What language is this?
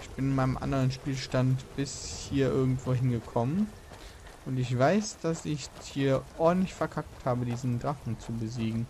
German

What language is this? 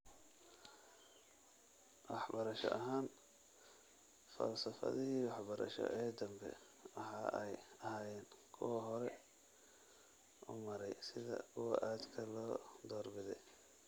Somali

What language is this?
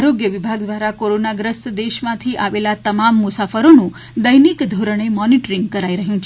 Gujarati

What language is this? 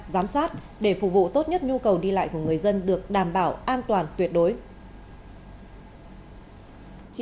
Vietnamese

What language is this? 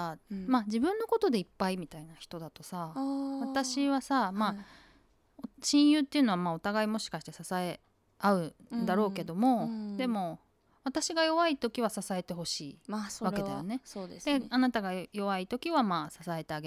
Japanese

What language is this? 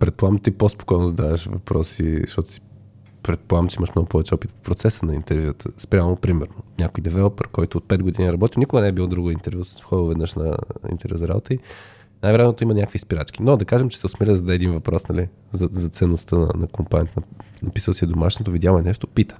Bulgarian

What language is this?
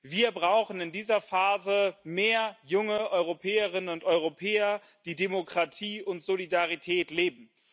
German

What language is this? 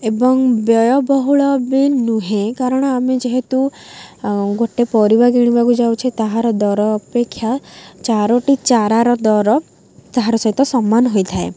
Odia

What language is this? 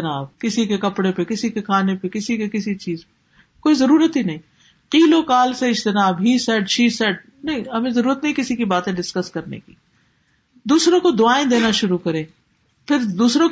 Urdu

